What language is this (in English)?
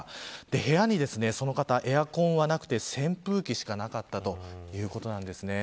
Japanese